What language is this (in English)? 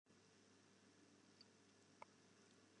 Western Frisian